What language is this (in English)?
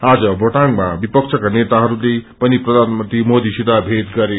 Nepali